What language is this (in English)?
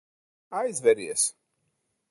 Latvian